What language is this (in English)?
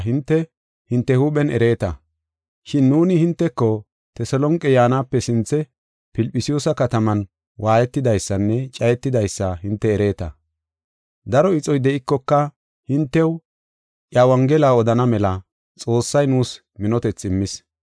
Gofa